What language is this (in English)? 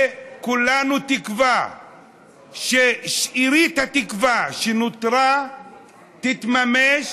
Hebrew